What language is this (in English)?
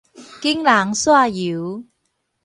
Min Nan Chinese